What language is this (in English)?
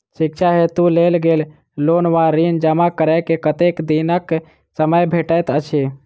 Maithili